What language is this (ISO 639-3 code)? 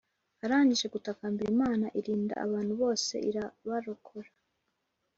kin